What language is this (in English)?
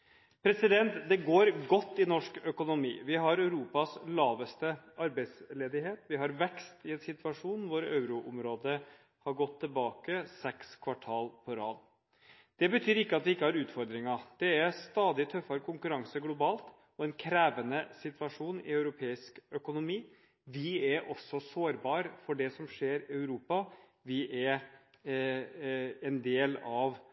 Norwegian Bokmål